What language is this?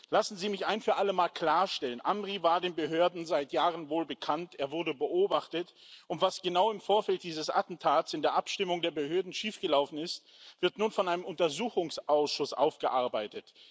German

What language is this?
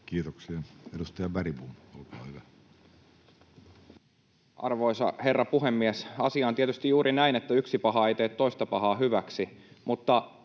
Finnish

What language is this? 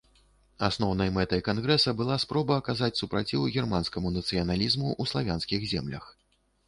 Belarusian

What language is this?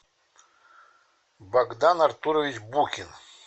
Russian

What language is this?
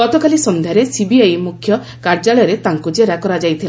Odia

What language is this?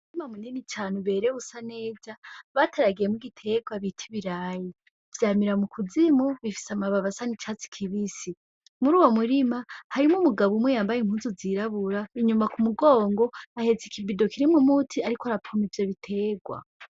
Rundi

